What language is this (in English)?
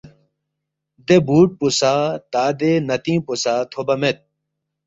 Balti